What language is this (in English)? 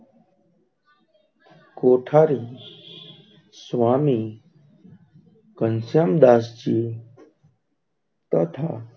Gujarati